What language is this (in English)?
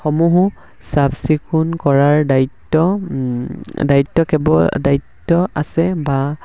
Assamese